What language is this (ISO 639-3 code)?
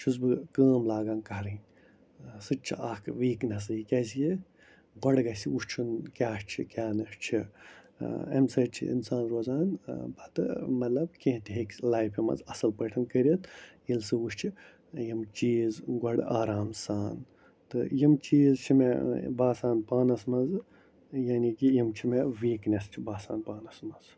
kas